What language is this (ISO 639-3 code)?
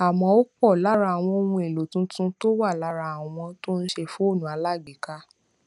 yor